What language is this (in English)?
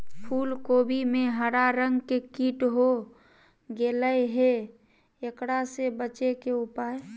Magahi